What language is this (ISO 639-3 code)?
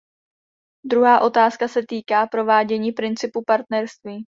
ces